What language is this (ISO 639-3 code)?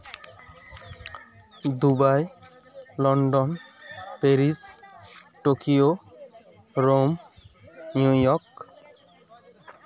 sat